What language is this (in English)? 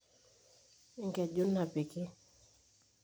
Masai